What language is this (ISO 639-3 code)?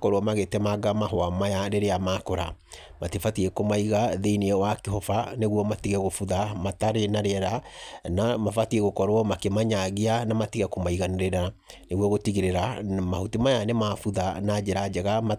kik